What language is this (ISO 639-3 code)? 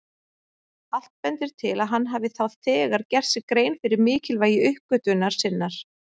isl